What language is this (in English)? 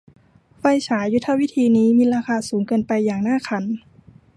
Thai